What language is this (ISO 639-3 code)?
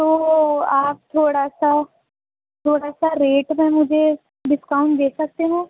urd